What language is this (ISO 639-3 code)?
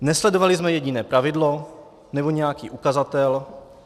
ces